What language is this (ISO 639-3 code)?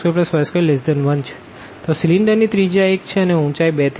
guj